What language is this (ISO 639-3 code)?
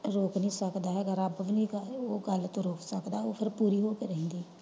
pan